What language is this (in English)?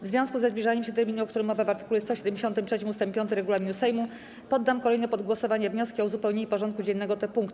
Polish